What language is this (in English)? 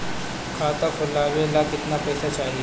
Bhojpuri